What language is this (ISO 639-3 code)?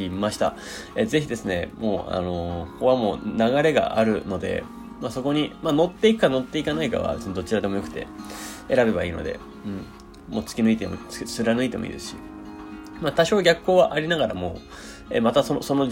jpn